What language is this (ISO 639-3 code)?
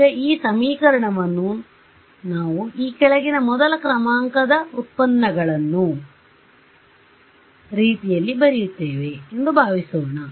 kan